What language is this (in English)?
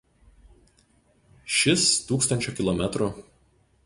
Lithuanian